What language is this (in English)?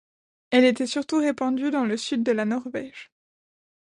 French